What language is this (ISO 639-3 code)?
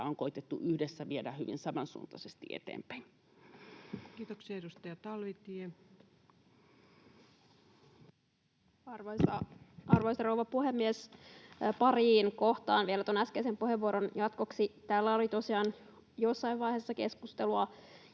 fin